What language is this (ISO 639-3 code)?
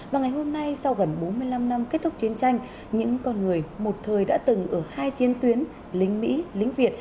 vie